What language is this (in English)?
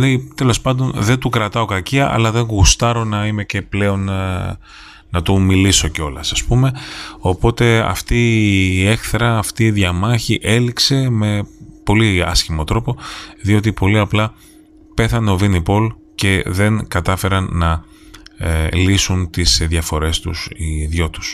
Greek